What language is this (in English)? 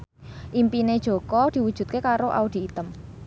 Javanese